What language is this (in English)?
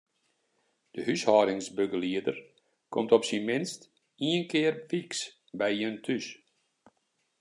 Western Frisian